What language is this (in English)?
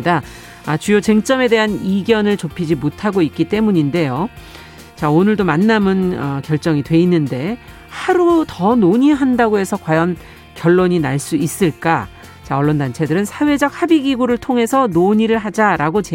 Korean